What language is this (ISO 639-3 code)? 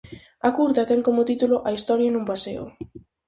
glg